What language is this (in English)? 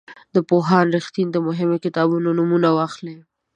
Pashto